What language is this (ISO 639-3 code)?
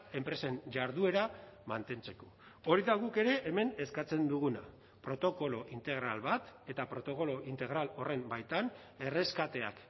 eus